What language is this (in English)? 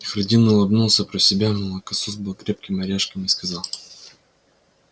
Russian